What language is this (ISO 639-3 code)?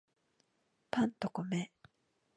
jpn